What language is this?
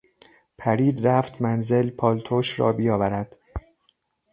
Persian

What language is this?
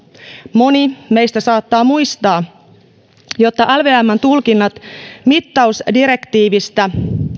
Finnish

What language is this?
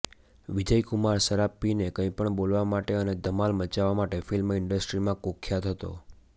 Gujarati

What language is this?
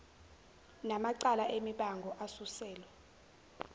Zulu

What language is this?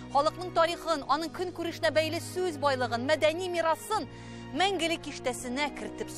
Turkish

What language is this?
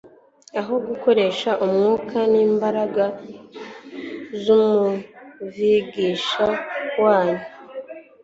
Kinyarwanda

